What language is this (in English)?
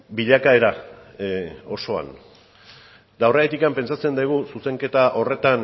Basque